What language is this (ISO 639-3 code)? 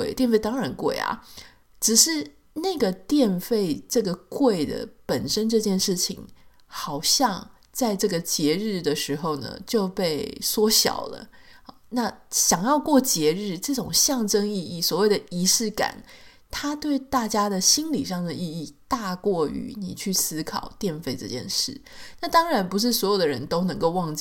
zho